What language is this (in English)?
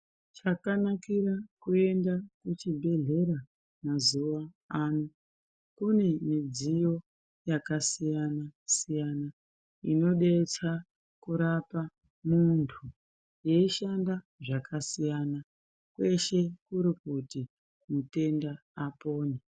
Ndau